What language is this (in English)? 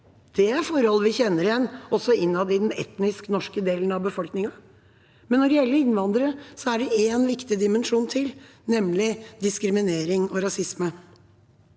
Norwegian